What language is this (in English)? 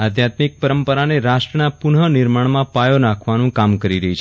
Gujarati